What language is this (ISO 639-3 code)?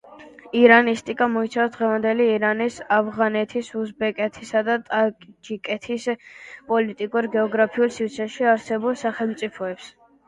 kat